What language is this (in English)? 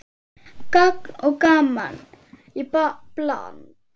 Icelandic